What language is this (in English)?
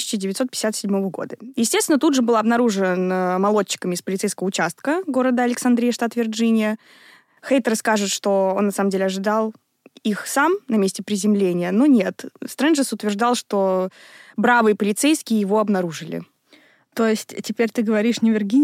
Russian